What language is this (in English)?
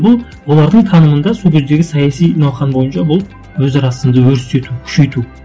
Kazakh